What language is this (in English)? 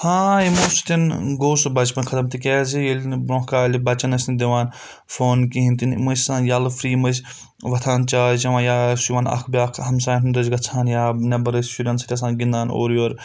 Kashmiri